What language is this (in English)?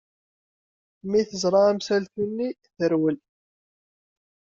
Kabyle